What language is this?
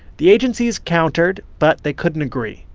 English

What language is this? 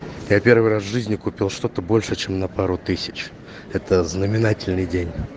Russian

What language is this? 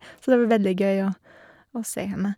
Norwegian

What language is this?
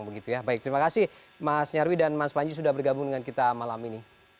Indonesian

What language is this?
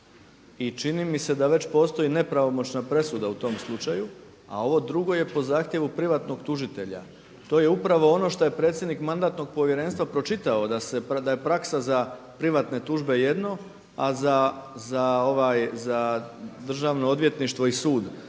Croatian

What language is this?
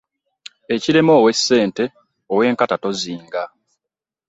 Ganda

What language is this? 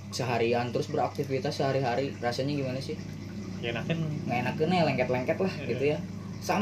Indonesian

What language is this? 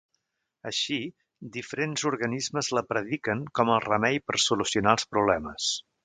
Catalan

